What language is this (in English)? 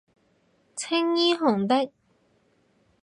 Cantonese